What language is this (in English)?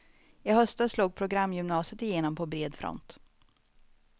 Swedish